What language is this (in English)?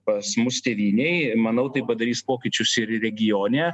Lithuanian